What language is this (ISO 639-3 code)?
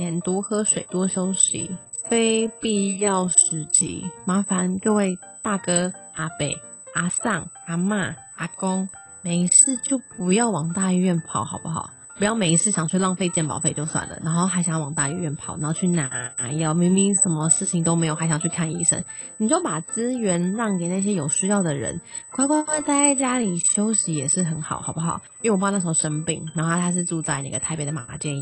zho